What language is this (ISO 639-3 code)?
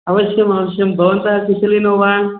san